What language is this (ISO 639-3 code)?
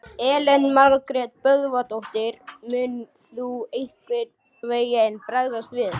isl